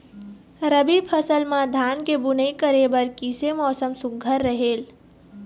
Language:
Chhattisgarhi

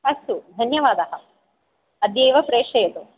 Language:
Sanskrit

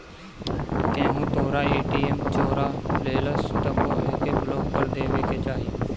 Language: Bhojpuri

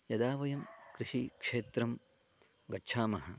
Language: Sanskrit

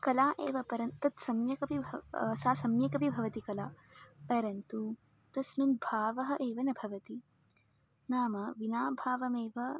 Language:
Sanskrit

